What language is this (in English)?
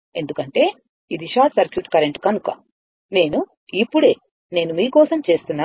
Telugu